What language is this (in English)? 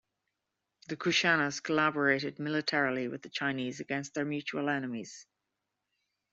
English